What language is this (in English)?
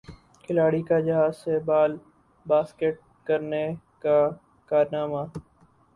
Urdu